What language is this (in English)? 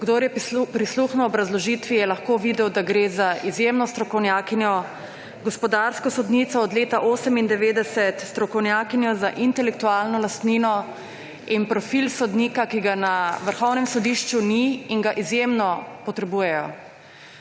Slovenian